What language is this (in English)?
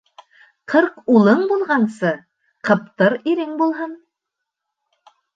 Bashkir